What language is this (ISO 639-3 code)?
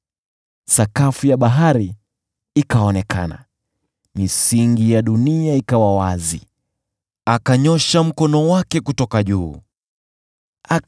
swa